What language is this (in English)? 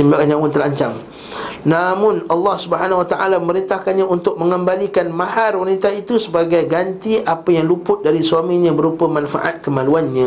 Malay